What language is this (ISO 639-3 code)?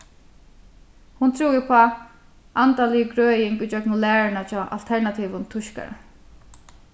fao